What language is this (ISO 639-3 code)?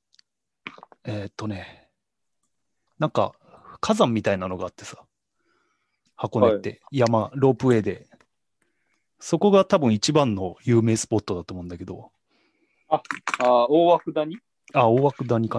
jpn